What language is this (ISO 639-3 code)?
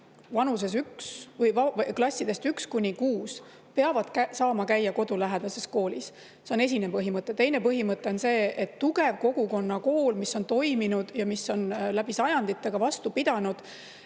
est